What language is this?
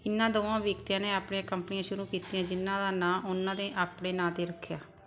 Punjabi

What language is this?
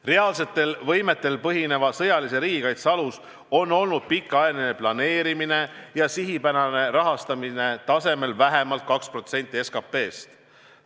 Estonian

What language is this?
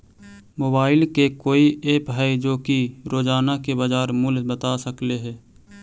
Magahi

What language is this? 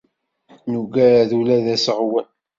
Kabyle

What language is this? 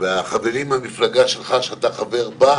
Hebrew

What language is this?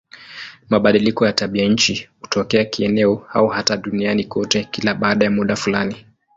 Swahili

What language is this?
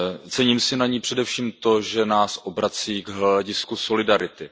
Czech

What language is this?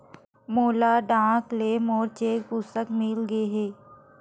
Chhattisgarhi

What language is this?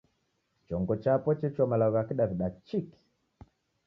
Taita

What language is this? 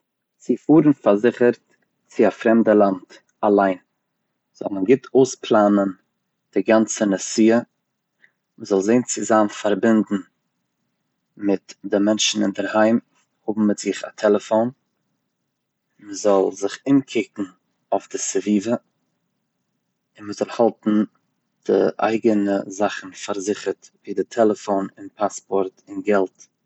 Yiddish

